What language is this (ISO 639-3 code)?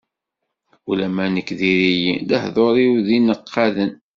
kab